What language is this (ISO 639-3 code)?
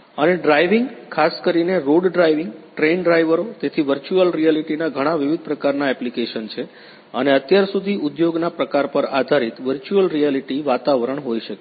guj